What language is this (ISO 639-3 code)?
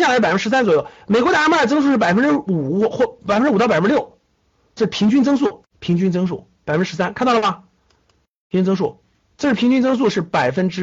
zho